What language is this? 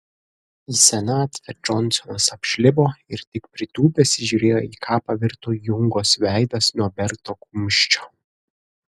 Lithuanian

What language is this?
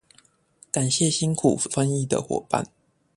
Chinese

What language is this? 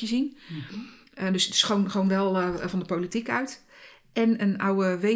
Dutch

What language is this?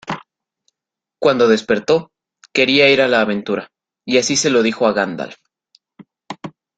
Spanish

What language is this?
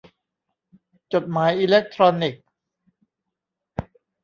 Thai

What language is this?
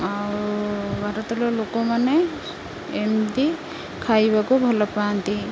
Odia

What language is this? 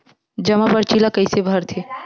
Chhattisgarhi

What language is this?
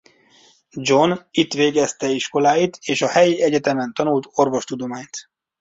Hungarian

